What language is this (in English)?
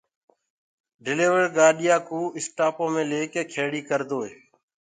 Gurgula